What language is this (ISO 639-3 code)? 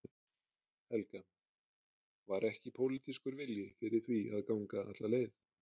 isl